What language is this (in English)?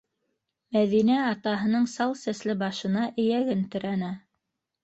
Bashkir